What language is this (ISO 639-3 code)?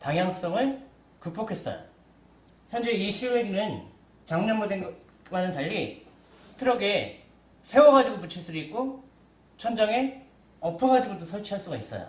kor